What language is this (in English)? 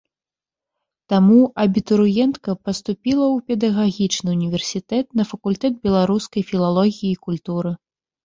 Belarusian